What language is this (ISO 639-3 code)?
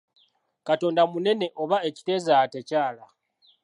lug